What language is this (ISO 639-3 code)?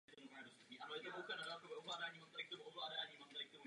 ces